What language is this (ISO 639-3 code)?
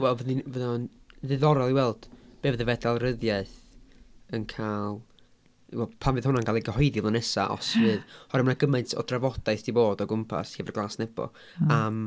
cym